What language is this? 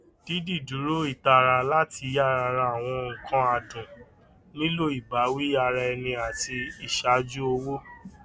Yoruba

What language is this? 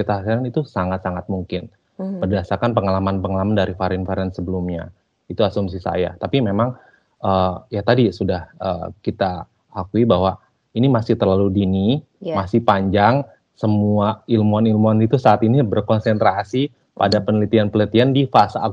Indonesian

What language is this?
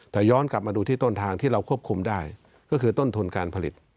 Thai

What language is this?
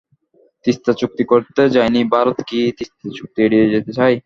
Bangla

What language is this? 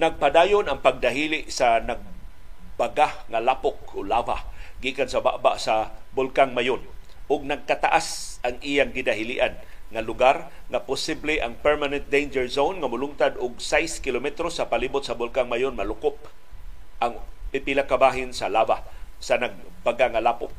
Filipino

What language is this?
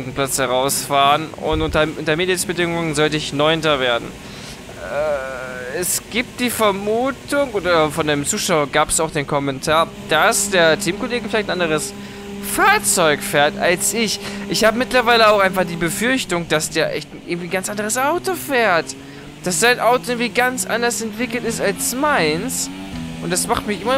German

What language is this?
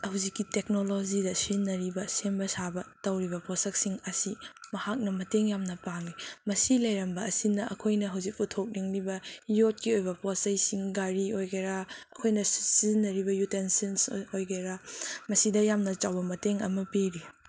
Manipuri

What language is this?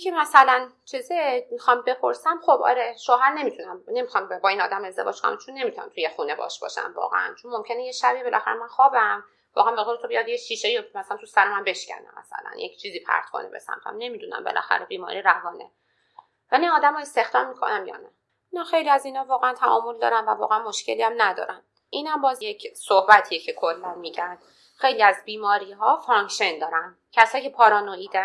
Persian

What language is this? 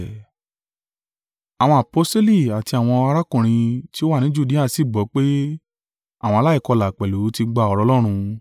Yoruba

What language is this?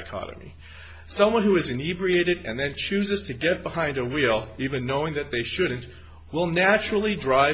English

